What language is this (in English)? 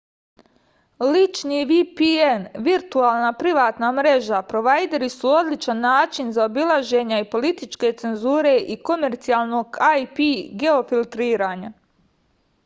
Serbian